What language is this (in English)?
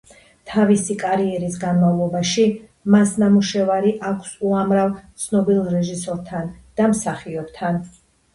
Georgian